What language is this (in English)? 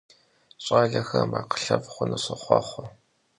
Kabardian